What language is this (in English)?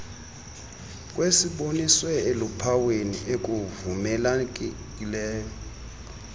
Xhosa